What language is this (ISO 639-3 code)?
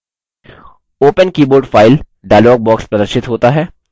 hin